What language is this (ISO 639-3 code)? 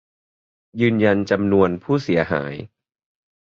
tha